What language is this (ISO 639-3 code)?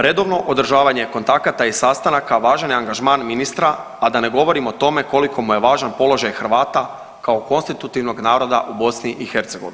hrv